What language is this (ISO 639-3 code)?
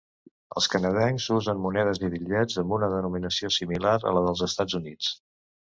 cat